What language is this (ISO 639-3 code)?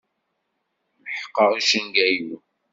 kab